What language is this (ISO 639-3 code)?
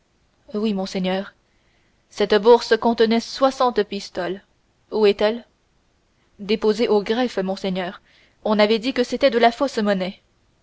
fra